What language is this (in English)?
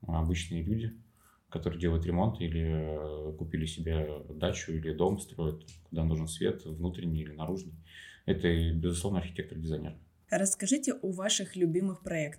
Russian